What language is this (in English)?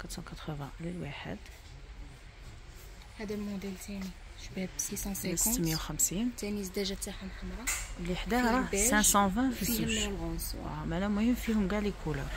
Arabic